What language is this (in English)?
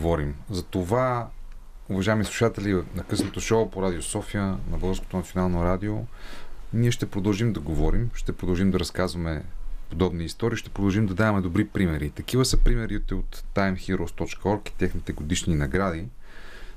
Bulgarian